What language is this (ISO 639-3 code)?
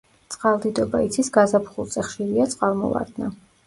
kat